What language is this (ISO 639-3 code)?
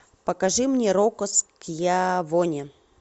rus